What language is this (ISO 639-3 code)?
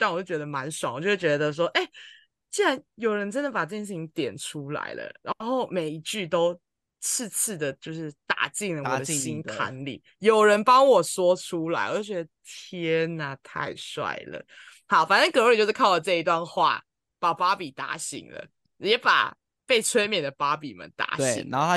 zho